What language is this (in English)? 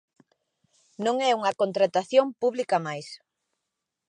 Galician